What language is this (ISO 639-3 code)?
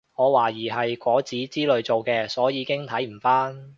yue